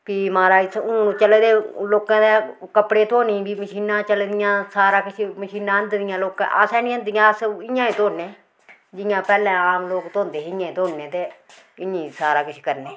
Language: Dogri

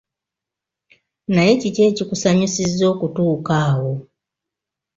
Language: Ganda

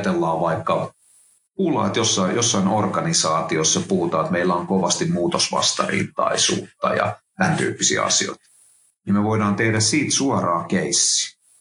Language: Finnish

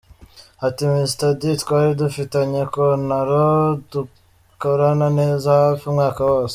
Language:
Kinyarwanda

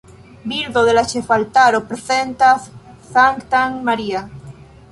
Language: Esperanto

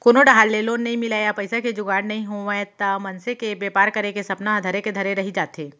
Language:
Chhattisgarhi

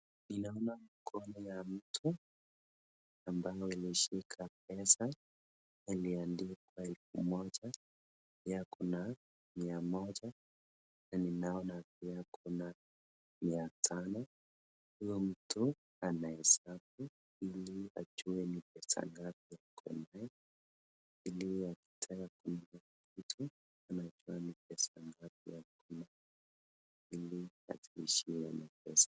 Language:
Swahili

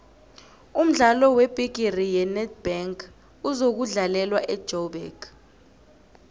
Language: South Ndebele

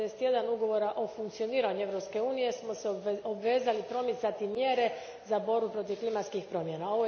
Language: Croatian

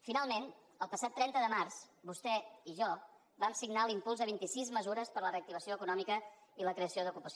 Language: Catalan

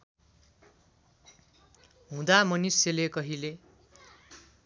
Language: Nepali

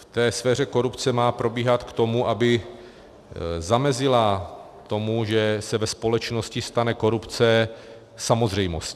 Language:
Czech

